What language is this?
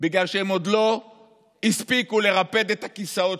Hebrew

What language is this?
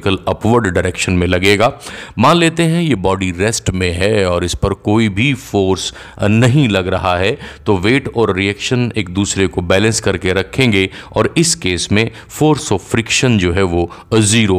Hindi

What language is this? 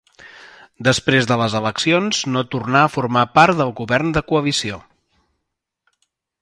Catalan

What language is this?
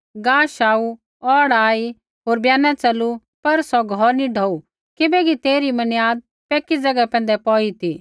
Kullu Pahari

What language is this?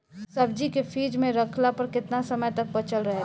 Bhojpuri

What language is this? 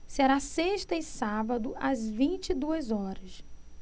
Portuguese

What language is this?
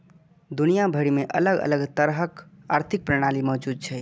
Maithili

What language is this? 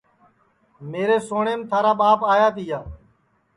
Sansi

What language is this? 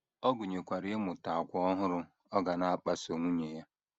Igbo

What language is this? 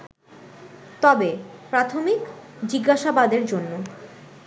Bangla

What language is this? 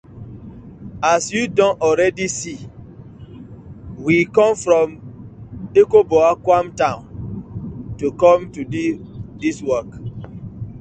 Nigerian Pidgin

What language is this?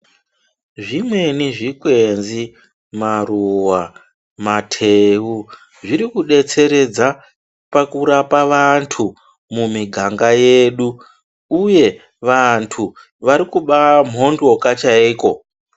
Ndau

